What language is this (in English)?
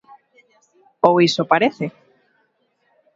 Galician